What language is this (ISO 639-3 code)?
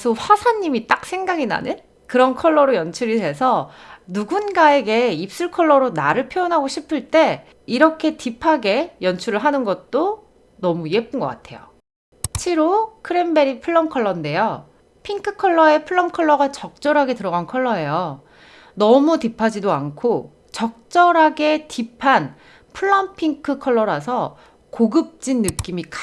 kor